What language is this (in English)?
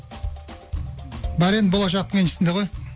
Kazakh